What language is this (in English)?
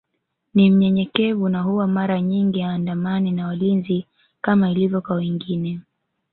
Swahili